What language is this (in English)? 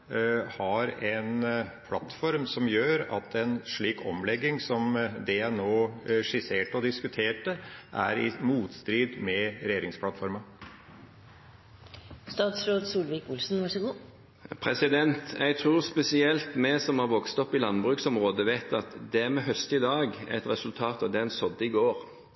Norwegian Bokmål